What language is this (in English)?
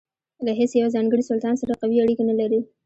Pashto